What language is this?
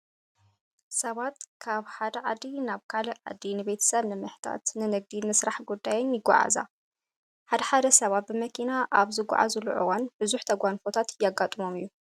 Tigrinya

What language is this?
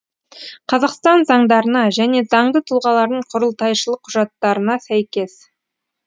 Kazakh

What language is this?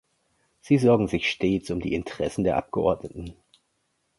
German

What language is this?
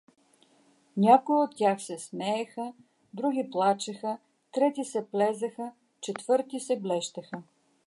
Bulgarian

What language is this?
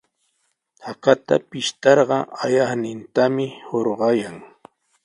Sihuas Ancash Quechua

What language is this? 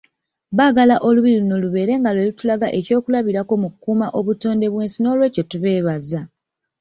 Ganda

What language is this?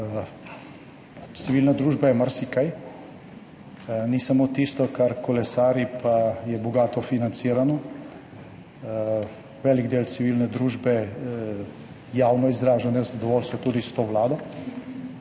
Slovenian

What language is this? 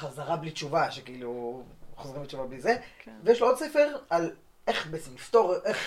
Hebrew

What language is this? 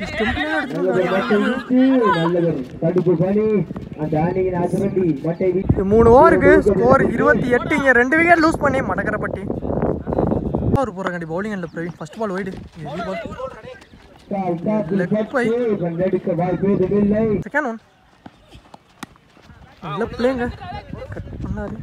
English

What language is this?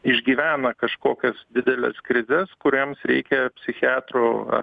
Lithuanian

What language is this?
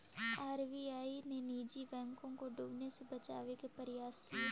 Magahi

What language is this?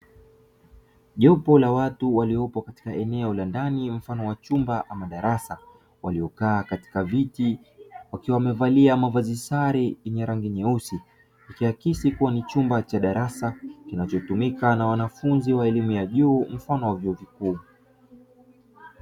Swahili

